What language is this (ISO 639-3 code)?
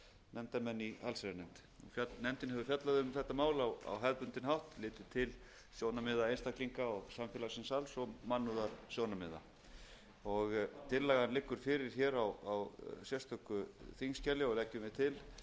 isl